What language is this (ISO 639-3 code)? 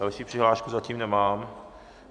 ces